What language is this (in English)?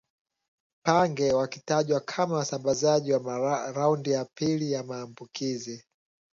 Swahili